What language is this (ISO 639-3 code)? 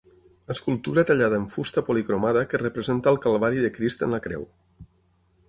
cat